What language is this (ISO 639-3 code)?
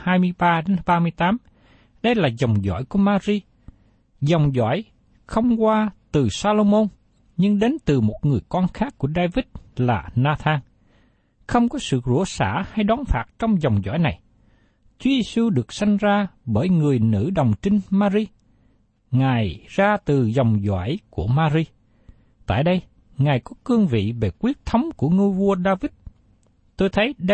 vie